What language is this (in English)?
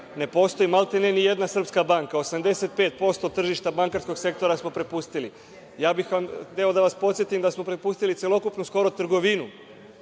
Serbian